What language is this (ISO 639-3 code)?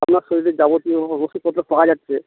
ben